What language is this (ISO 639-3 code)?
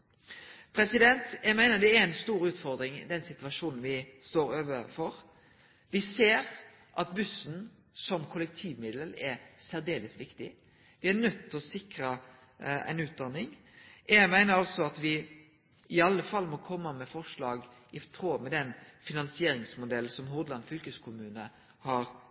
nno